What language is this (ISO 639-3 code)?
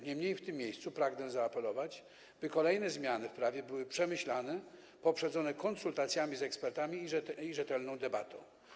pol